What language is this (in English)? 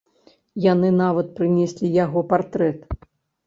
Belarusian